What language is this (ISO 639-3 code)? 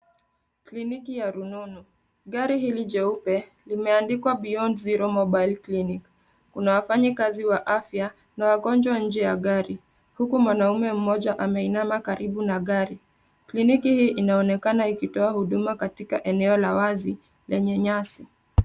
swa